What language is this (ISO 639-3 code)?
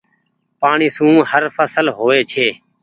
gig